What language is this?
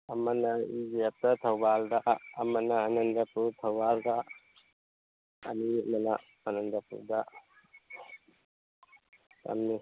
Manipuri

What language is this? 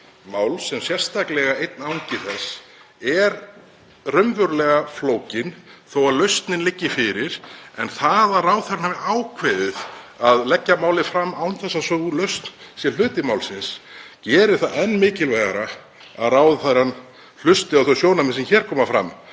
Icelandic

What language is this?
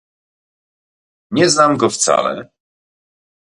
Polish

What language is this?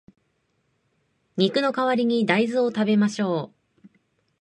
Japanese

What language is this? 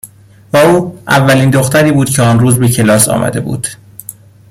Persian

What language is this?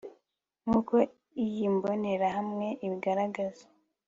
Kinyarwanda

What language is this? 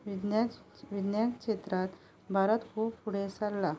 Konkani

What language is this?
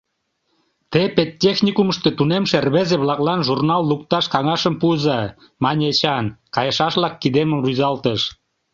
Mari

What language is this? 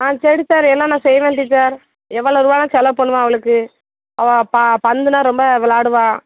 Tamil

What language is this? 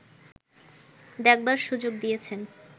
Bangla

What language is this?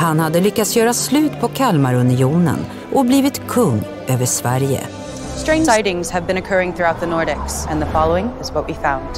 Swedish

